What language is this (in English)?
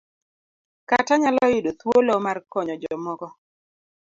Luo (Kenya and Tanzania)